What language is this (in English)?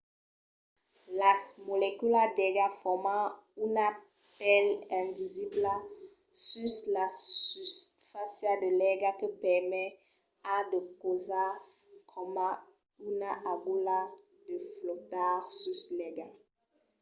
Occitan